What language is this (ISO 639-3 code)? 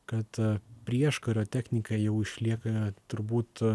lit